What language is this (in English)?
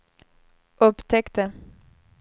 Swedish